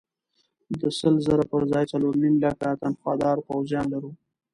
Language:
Pashto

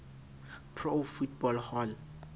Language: Southern Sotho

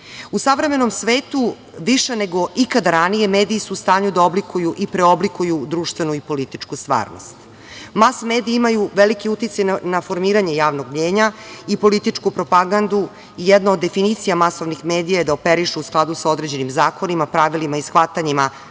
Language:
Serbian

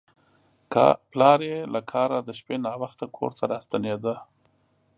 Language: Pashto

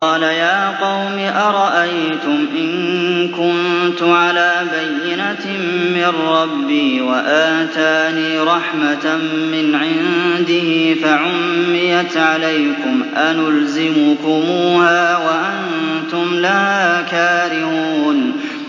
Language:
Arabic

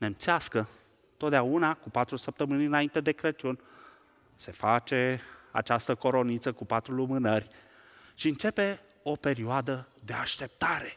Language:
Romanian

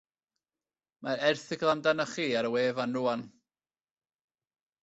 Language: Welsh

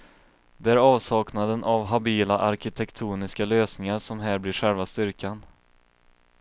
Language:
Swedish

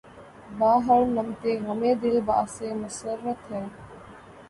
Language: Urdu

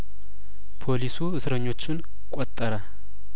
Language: Amharic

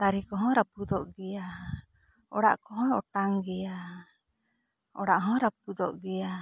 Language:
Santali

